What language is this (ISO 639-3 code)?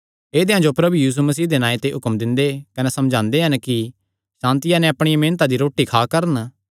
xnr